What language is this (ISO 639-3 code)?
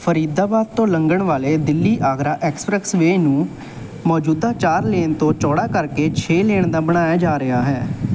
pan